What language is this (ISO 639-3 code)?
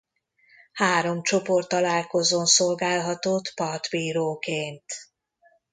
hun